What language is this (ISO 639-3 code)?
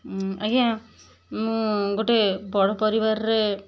ori